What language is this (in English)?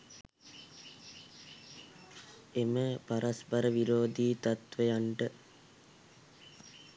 Sinhala